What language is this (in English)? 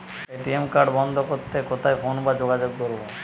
Bangla